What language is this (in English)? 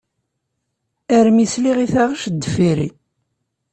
Kabyle